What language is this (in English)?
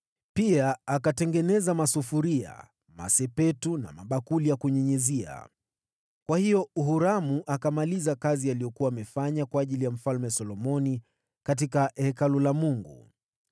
Swahili